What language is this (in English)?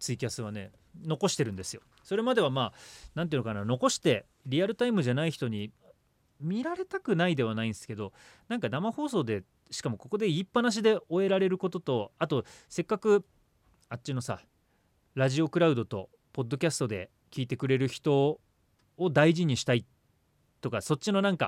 Japanese